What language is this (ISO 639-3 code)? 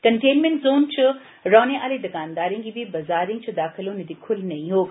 doi